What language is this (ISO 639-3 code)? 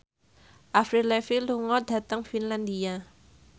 jav